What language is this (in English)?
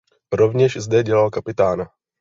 Czech